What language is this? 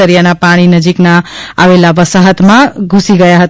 Gujarati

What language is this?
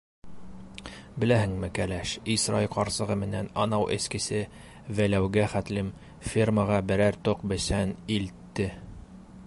Bashkir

